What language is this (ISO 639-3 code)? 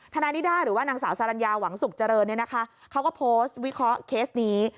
tha